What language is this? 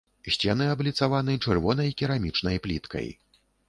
Belarusian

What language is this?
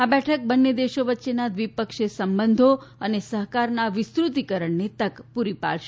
Gujarati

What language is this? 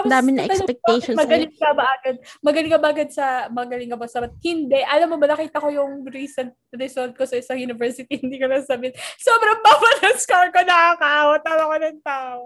Filipino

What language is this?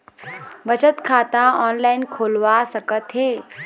Chhattisgarhi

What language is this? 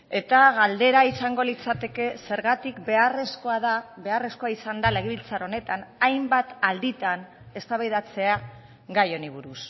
Basque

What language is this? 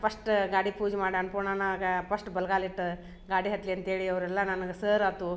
Kannada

